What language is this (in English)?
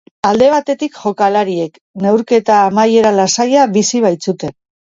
Basque